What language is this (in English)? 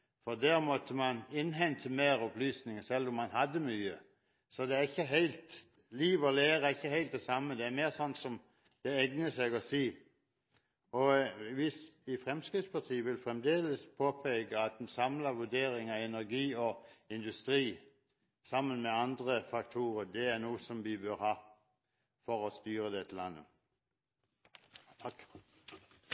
Norwegian Bokmål